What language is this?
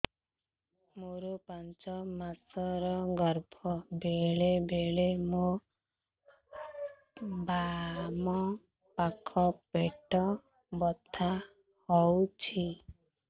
Odia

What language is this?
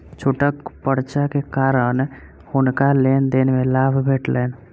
Maithili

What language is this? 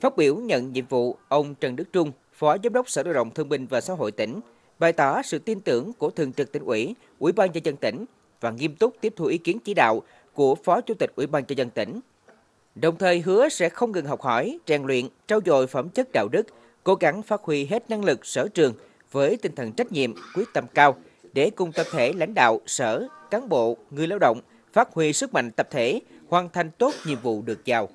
Vietnamese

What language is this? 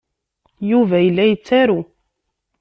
Kabyle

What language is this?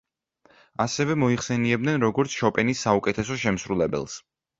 Georgian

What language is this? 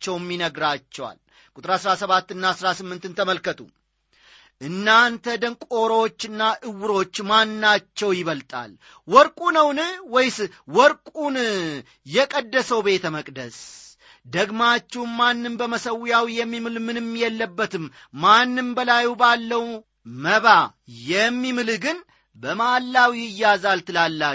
Amharic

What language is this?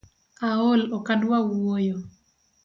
Luo (Kenya and Tanzania)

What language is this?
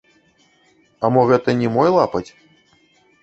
Belarusian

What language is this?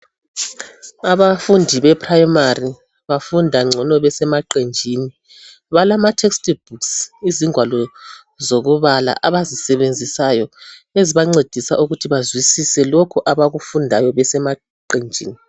North Ndebele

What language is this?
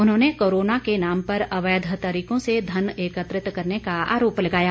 Hindi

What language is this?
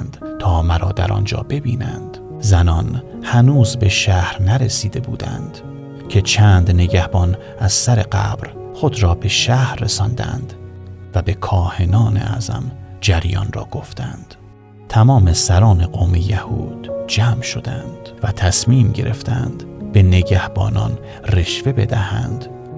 Persian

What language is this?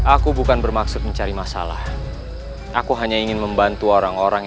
Indonesian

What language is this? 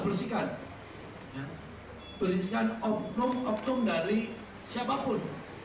Indonesian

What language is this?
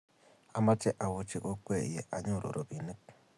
Kalenjin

